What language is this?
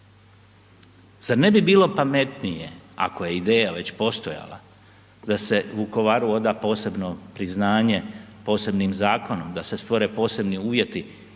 Croatian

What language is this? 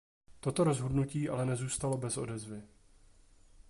Czech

